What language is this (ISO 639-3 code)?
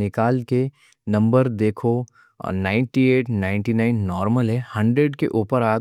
dcc